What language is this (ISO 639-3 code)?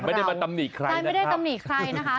tha